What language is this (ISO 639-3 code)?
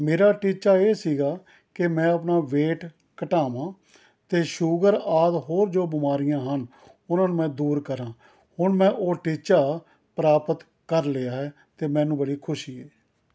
pan